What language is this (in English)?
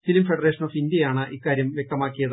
Malayalam